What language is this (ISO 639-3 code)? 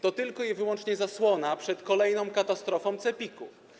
pol